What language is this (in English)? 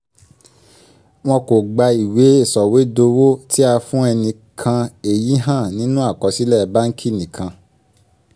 Yoruba